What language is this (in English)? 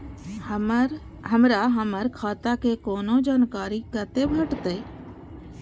Maithili